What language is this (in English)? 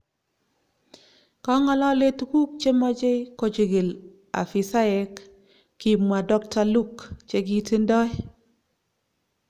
Kalenjin